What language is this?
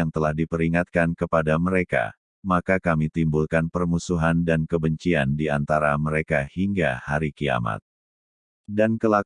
Indonesian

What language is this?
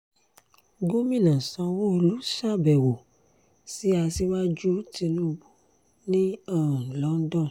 Yoruba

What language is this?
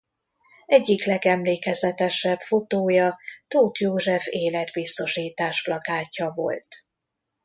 Hungarian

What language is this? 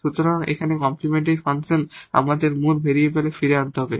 Bangla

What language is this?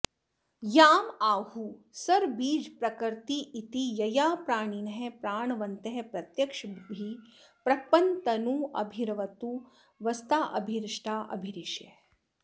Sanskrit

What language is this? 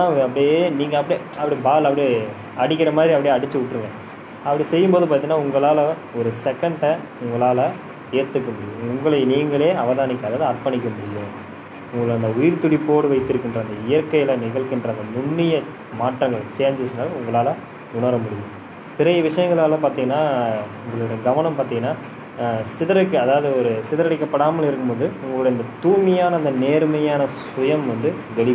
Tamil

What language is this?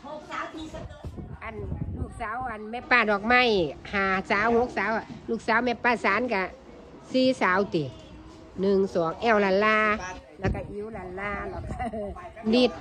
Thai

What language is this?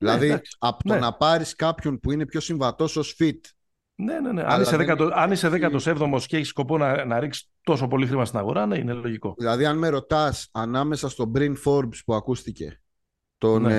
Greek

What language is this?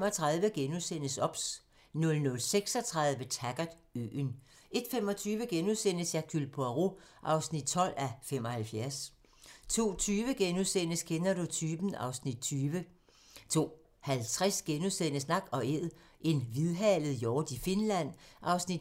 Danish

